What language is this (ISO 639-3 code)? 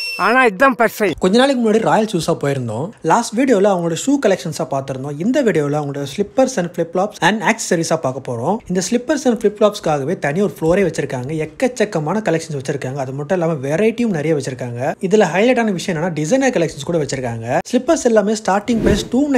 ron